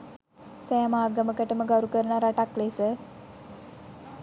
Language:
Sinhala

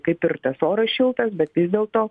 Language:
Lithuanian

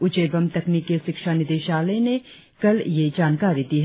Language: Hindi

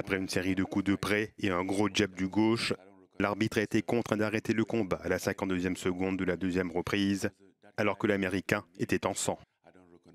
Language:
French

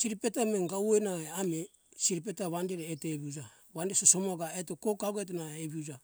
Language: Hunjara-Kaina Ke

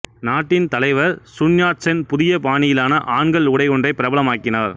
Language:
Tamil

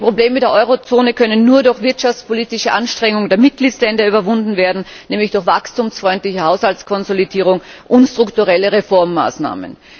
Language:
German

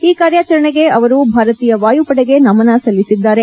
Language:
Kannada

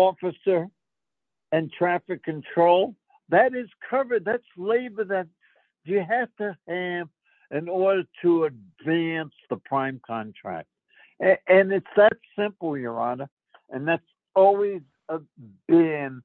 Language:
English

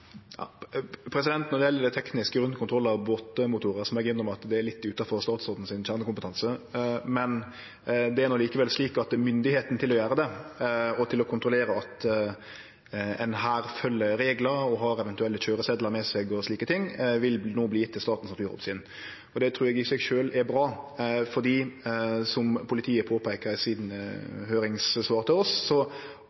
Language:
Norwegian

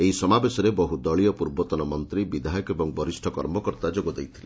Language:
Odia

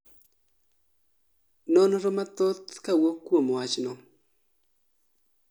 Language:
Luo (Kenya and Tanzania)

